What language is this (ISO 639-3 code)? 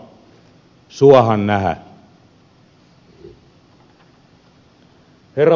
fin